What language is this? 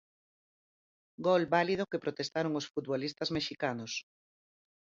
Galician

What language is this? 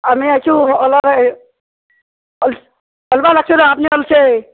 Assamese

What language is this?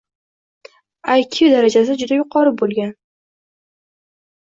Uzbek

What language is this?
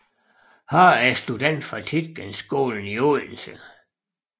Danish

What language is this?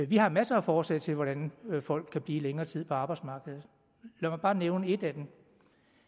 Danish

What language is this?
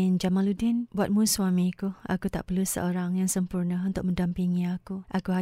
Malay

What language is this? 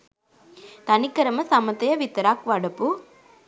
Sinhala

